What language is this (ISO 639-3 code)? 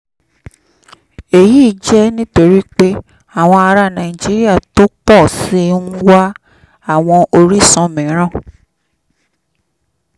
yor